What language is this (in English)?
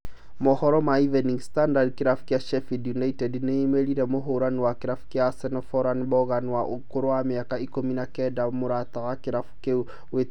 Kikuyu